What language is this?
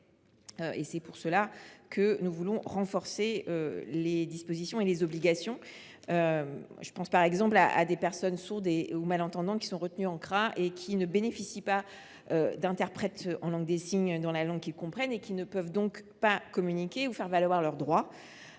French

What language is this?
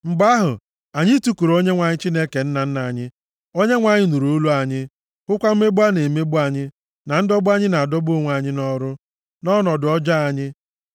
Igbo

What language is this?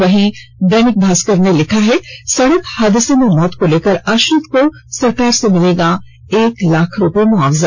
Hindi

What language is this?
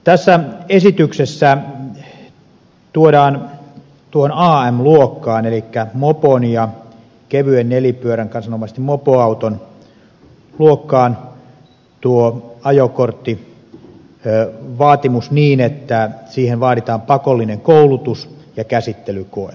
Finnish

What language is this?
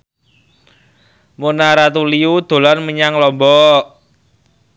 Javanese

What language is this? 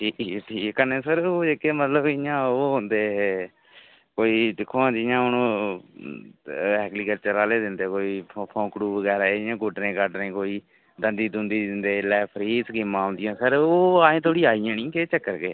Dogri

